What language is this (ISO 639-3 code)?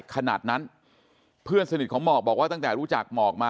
tha